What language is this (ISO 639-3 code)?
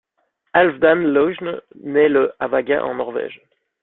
fra